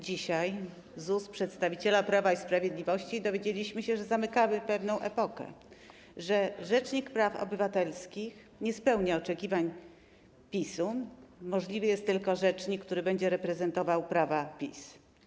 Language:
Polish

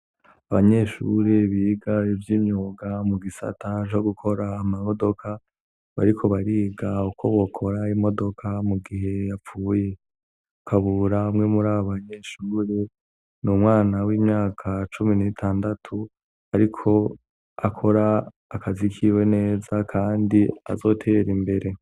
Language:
Rundi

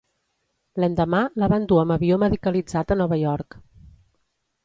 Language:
Catalan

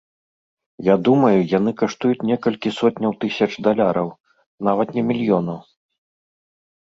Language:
Belarusian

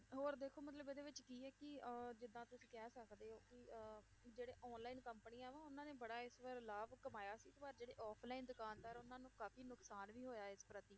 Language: Punjabi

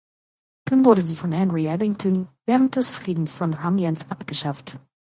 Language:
German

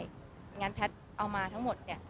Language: Thai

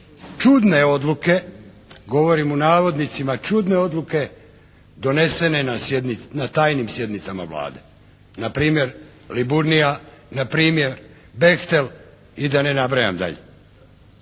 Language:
Croatian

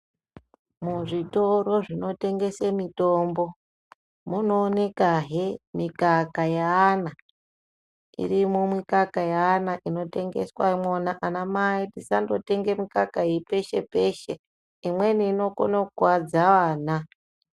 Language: Ndau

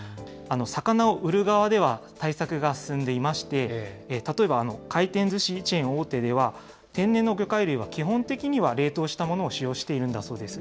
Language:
Japanese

